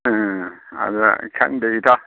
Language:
Manipuri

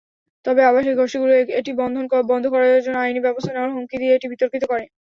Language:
Bangla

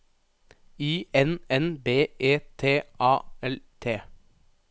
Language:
Norwegian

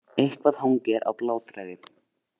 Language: Icelandic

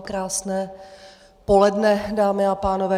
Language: Czech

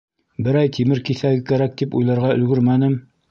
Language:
Bashkir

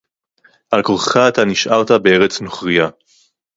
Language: Hebrew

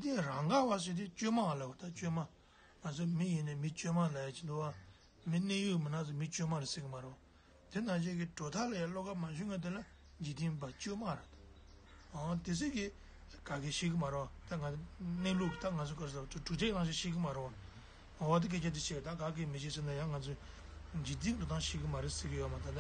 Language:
Turkish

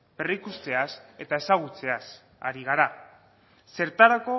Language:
Basque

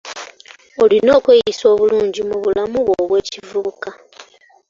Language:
Ganda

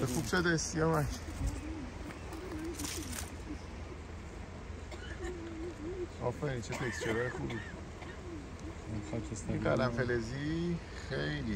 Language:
Persian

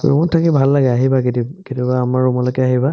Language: Assamese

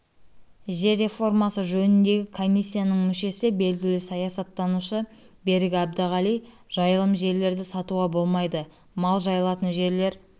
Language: Kazakh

